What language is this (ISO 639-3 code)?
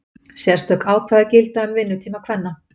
isl